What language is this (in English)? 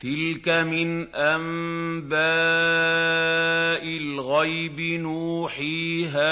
Arabic